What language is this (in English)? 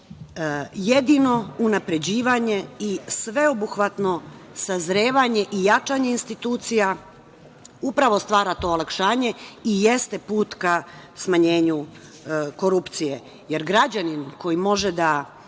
Serbian